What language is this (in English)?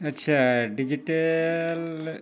Santali